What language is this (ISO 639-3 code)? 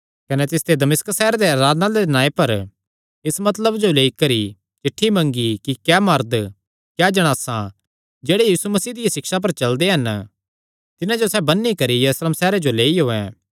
xnr